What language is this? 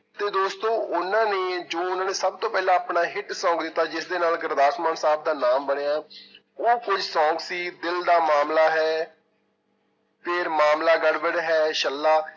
Punjabi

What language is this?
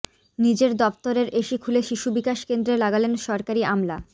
Bangla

